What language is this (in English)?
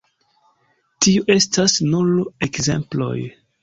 Esperanto